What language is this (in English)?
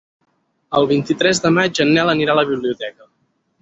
Catalan